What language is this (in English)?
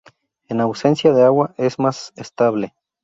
Spanish